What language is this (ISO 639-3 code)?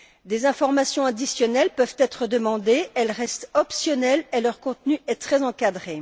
fra